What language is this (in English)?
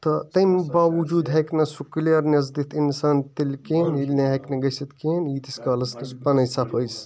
Kashmiri